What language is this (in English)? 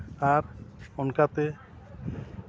Santali